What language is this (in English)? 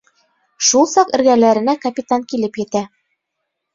Bashkir